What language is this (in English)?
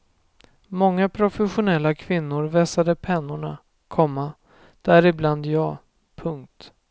Swedish